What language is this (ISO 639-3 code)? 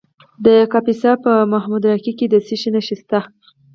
pus